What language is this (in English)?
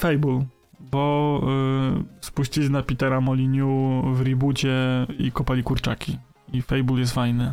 Polish